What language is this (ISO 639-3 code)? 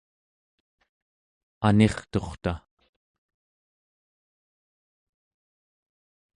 esu